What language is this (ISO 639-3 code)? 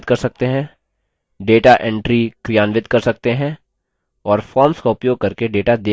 hin